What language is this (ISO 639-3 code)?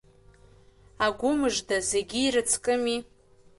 abk